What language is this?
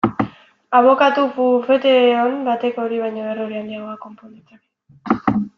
Basque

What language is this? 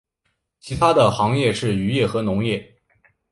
Chinese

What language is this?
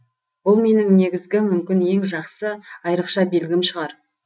Kazakh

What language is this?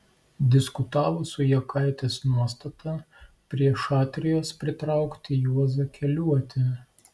Lithuanian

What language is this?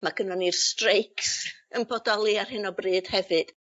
Welsh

